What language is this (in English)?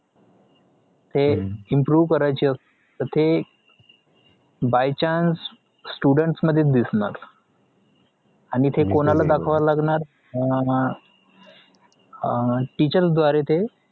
Marathi